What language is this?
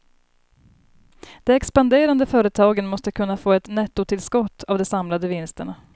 Swedish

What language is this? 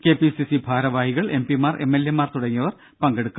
Malayalam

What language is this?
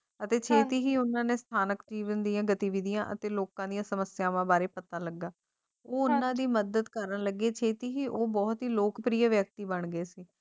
Punjabi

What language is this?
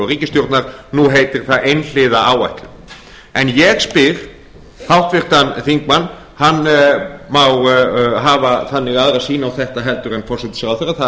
Icelandic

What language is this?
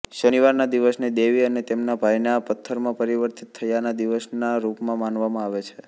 Gujarati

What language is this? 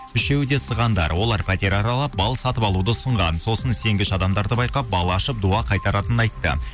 Kazakh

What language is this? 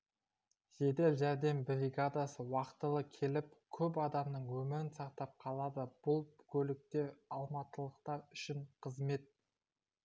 Kazakh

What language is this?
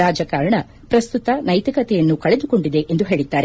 Kannada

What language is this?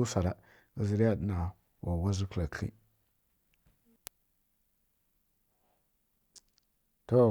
Kirya-Konzəl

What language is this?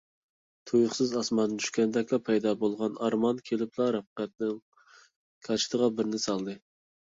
Uyghur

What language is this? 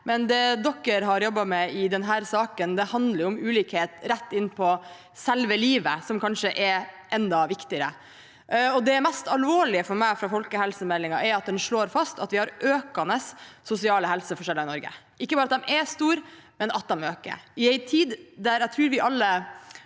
Norwegian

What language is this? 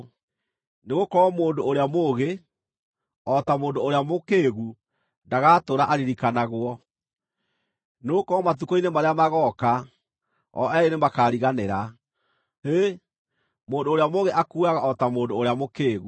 Kikuyu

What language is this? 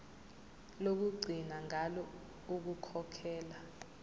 Zulu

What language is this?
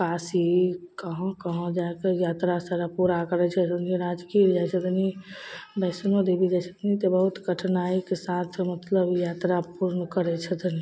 Maithili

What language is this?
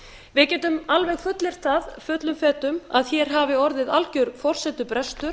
Icelandic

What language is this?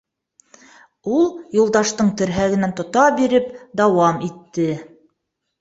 Bashkir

